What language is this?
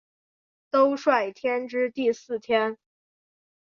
Chinese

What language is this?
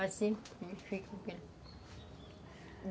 Portuguese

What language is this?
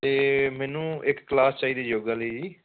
Punjabi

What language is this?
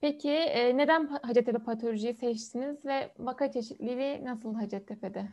Turkish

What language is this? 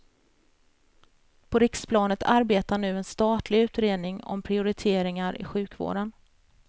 Swedish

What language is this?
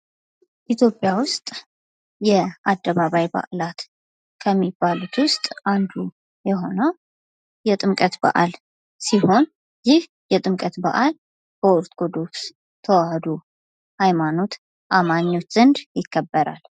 Amharic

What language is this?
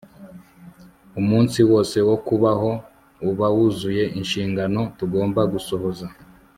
Kinyarwanda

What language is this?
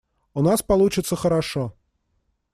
Russian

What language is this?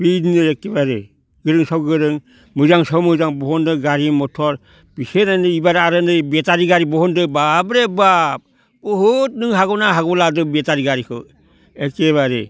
Bodo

